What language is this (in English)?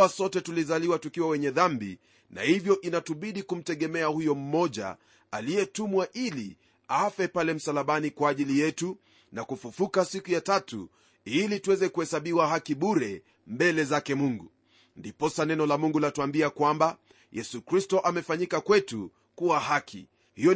Swahili